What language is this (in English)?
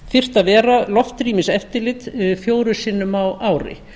Icelandic